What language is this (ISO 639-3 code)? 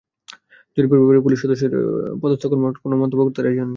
ben